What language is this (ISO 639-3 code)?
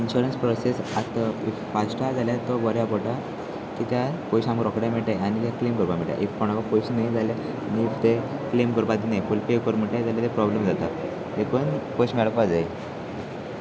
kok